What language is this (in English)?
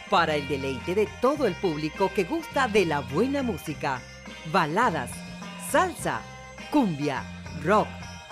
Spanish